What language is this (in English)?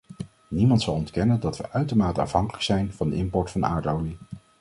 Dutch